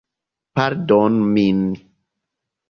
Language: Esperanto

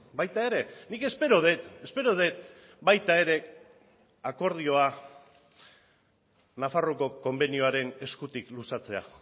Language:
Basque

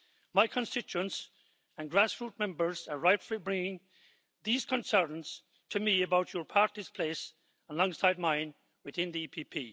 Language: English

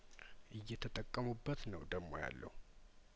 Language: Amharic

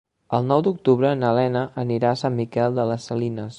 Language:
Catalan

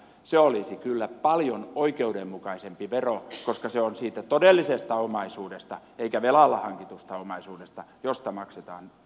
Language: Finnish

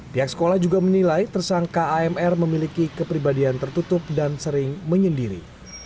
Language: Indonesian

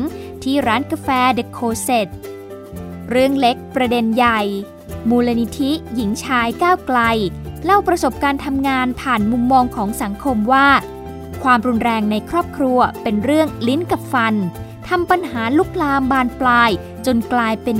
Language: Thai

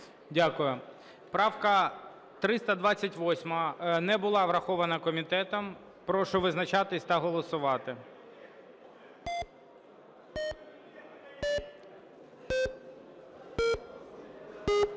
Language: Ukrainian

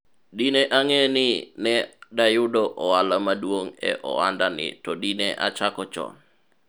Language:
Luo (Kenya and Tanzania)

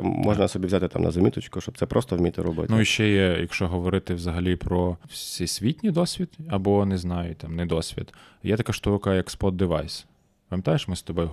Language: Ukrainian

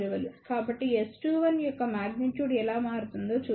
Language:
Telugu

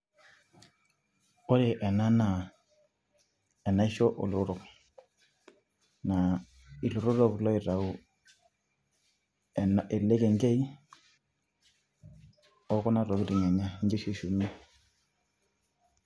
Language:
Masai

